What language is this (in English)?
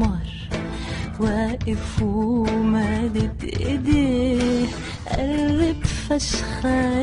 Arabic